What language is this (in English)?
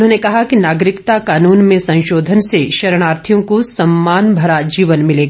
Hindi